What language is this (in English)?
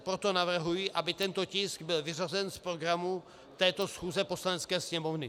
Czech